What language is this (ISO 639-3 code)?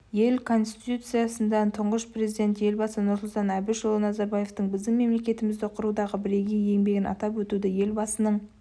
kaz